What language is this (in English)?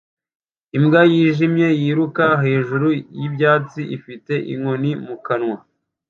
Kinyarwanda